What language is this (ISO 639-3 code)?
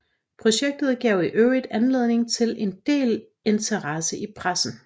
dan